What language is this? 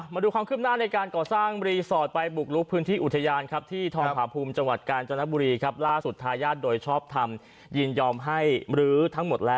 Thai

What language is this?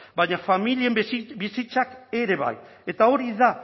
Basque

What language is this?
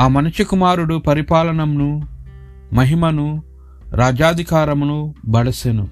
Telugu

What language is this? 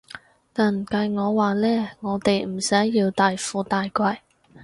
Cantonese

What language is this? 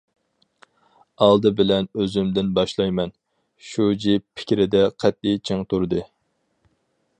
Uyghur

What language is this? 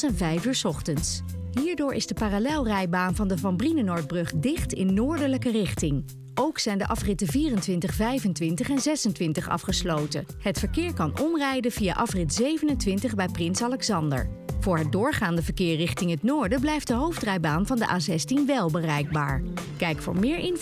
Dutch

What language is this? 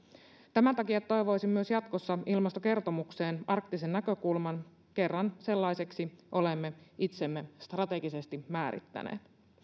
Finnish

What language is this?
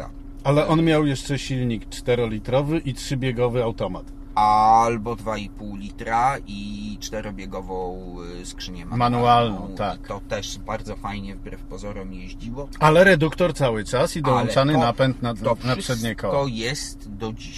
Polish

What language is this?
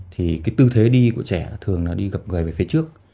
Vietnamese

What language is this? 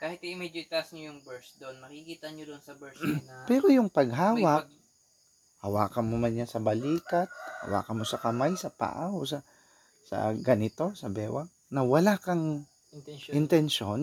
Filipino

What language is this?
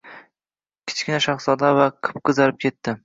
Uzbek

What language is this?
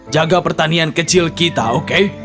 Indonesian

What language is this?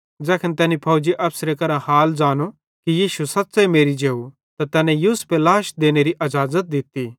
Bhadrawahi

